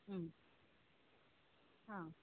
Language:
Malayalam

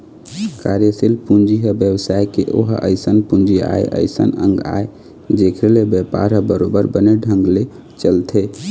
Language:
Chhattisgarhi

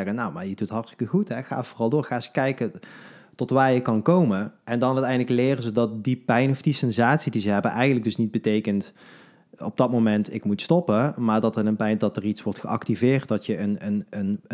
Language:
Dutch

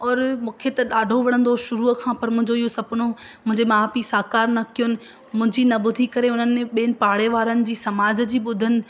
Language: Sindhi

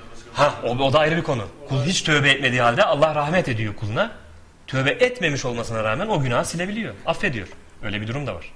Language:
Turkish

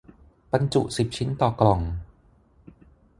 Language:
Thai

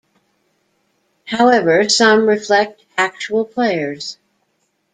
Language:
English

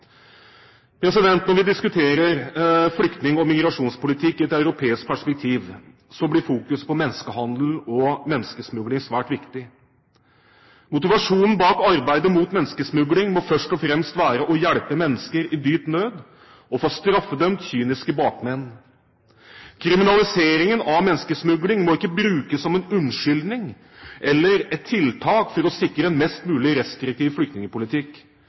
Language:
Norwegian Bokmål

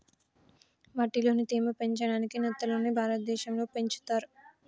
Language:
Telugu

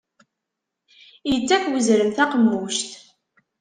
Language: Kabyle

